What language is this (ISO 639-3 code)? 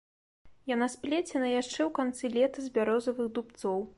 bel